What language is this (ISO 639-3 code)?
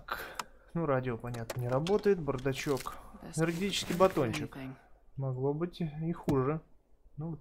rus